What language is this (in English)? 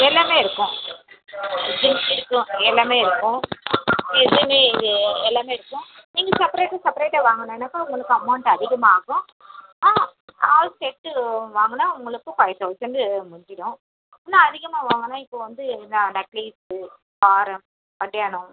Tamil